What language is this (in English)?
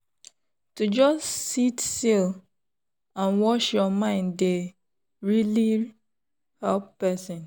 Nigerian Pidgin